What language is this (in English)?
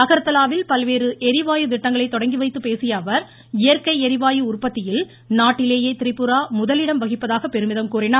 Tamil